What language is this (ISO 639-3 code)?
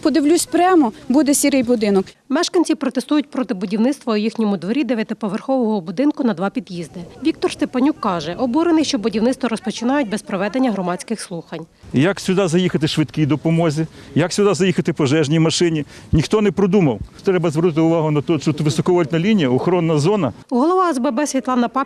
ukr